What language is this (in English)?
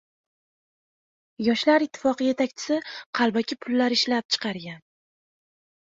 Uzbek